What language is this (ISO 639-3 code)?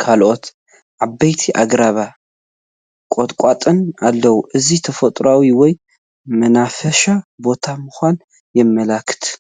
tir